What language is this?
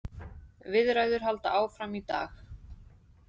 Icelandic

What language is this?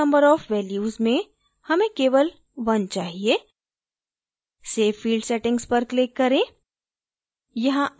Hindi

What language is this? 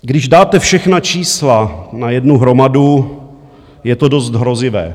Czech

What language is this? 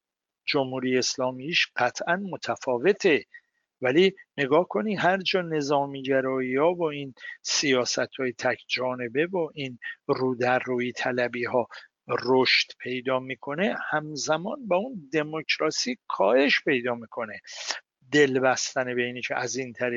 Persian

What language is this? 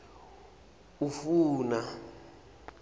Swati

